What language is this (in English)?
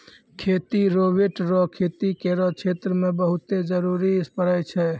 Maithili